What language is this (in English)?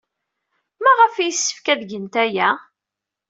Kabyle